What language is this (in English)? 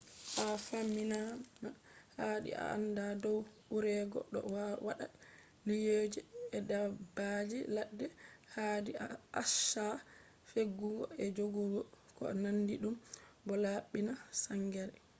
Fula